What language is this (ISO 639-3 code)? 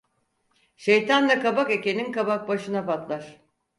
tur